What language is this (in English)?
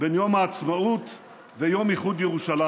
Hebrew